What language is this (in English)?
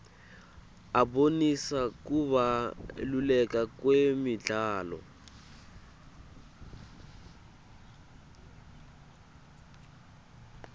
Swati